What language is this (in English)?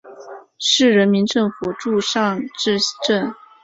Chinese